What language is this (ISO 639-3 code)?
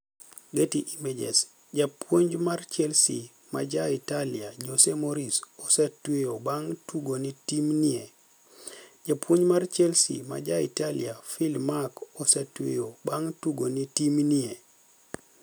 luo